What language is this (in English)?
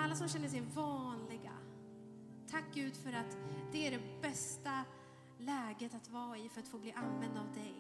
Swedish